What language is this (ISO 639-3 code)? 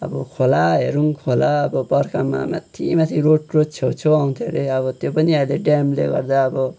nep